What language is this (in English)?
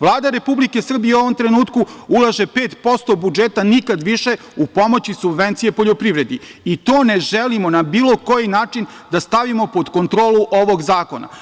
Serbian